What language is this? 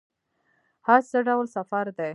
Pashto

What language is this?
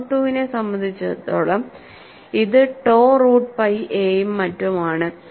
Malayalam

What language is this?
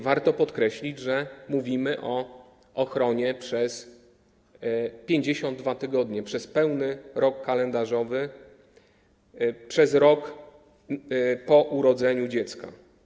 Polish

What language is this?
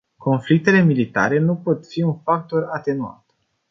Romanian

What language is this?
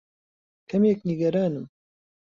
Central Kurdish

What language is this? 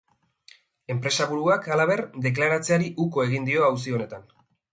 Basque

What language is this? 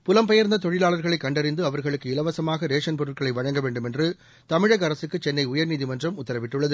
Tamil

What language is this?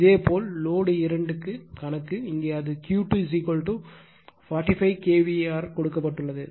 Tamil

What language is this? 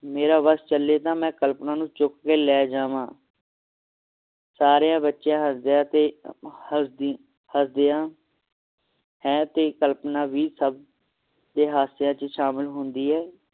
Punjabi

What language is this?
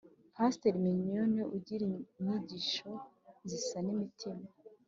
Kinyarwanda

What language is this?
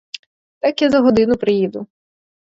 Ukrainian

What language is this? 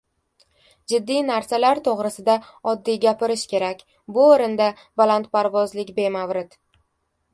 Uzbek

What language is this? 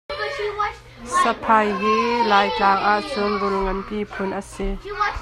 Hakha Chin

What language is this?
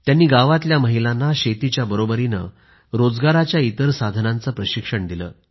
Marathi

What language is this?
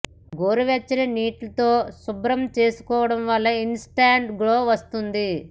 Telugu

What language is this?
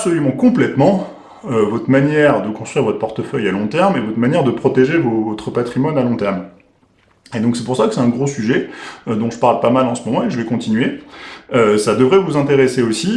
French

